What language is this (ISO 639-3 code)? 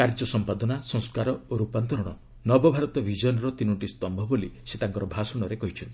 ori